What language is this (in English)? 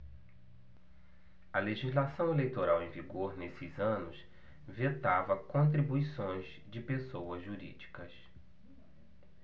Portuguese